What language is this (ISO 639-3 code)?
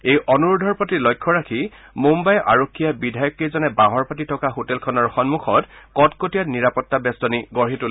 asm